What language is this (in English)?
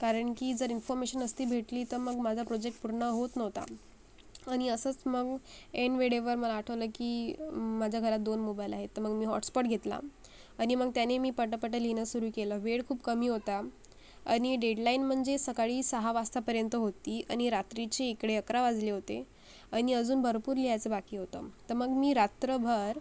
Marathi